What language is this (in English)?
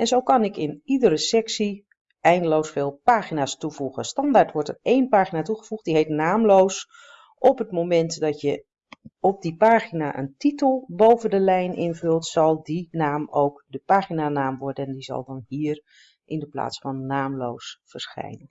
Dutch